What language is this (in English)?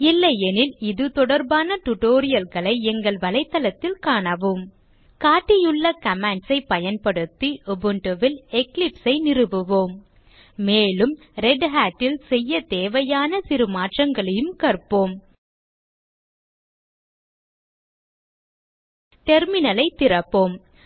Tamil